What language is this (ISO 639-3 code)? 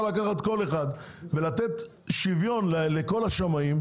heb